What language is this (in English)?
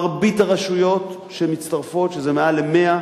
Hebrew